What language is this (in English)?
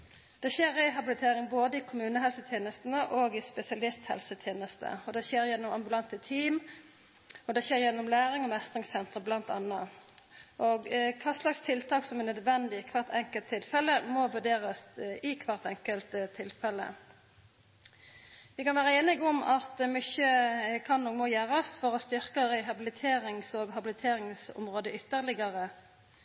Norwegian Nynorsk